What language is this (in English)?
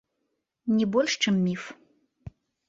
Belarusian